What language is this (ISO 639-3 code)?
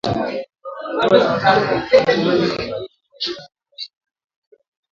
swa